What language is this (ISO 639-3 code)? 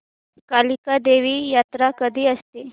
mar